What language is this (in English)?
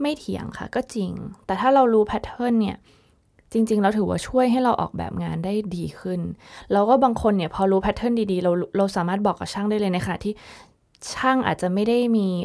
Thai